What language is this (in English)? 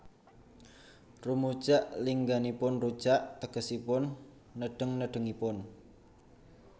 Javanese